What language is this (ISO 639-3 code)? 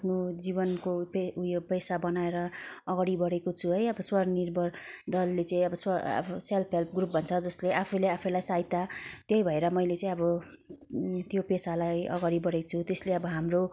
nep